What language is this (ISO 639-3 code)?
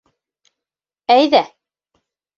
bak